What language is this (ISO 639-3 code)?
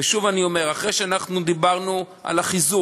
heb